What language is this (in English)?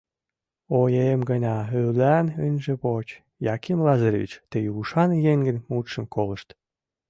Mari